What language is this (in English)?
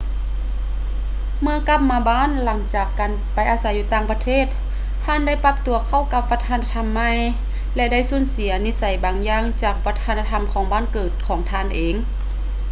Lao